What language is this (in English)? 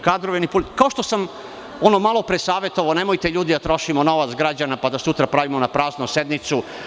Serbian